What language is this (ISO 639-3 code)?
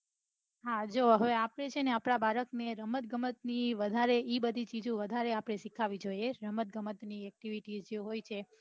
guj